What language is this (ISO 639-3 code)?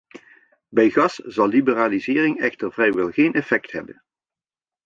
nld